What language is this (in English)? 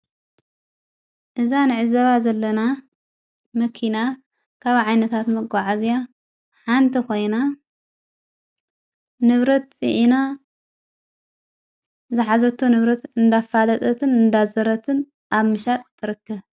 Tigrinya